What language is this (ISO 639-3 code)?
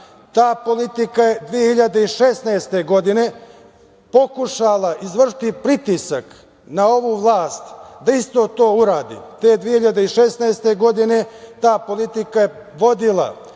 srp